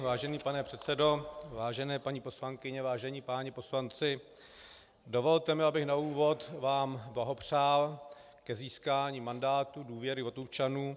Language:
Czech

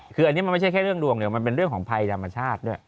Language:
Thai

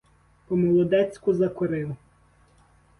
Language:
Ukrainian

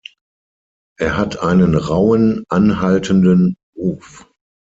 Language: German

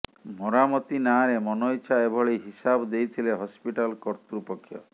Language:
Odia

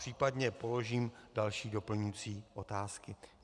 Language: Czech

